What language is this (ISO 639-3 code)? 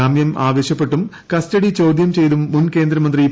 mal